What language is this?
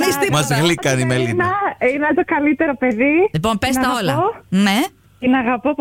Greek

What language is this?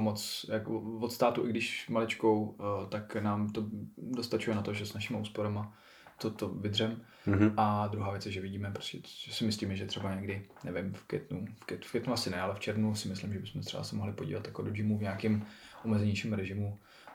Czech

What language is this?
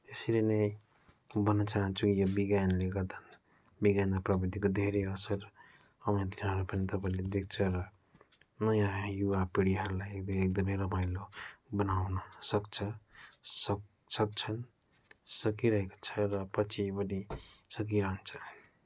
Nepali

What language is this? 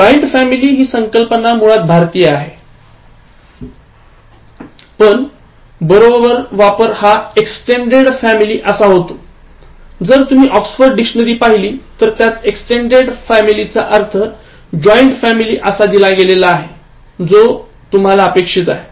Marathi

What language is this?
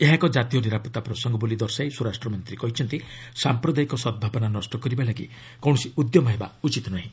Odia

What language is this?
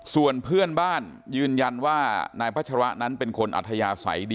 Thai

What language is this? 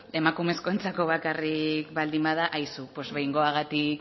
Basque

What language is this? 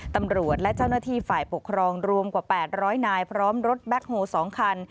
Thai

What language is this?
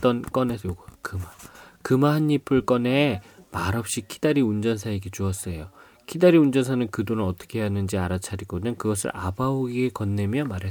Korean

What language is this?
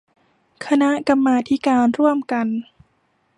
Thai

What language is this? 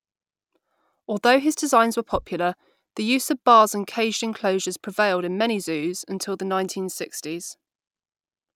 English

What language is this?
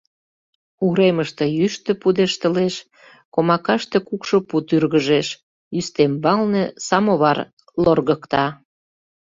Mari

